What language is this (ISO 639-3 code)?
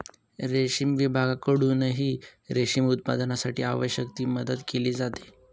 mar